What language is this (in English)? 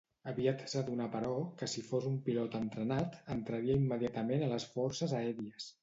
Catalan